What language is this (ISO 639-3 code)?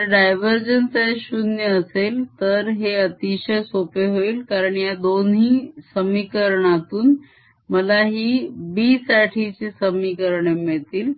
mar